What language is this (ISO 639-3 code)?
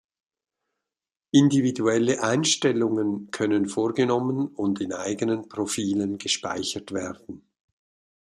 deu